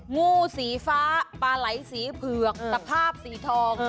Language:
Thai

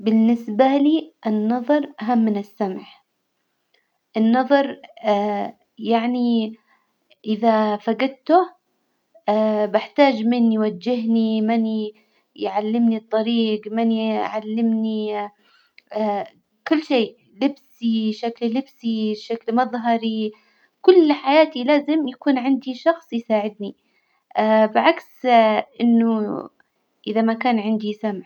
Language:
Hijazi Arabic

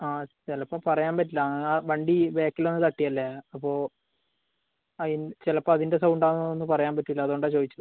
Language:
Malayalam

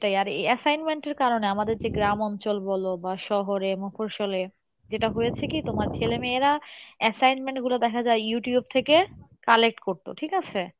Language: Bangla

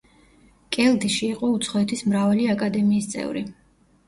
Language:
Georgian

